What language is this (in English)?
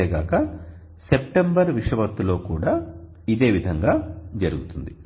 Telugu